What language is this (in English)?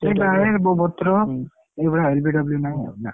Odia